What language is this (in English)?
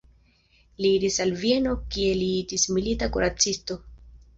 Esperanto